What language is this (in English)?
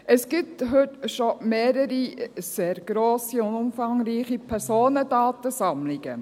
Swiss German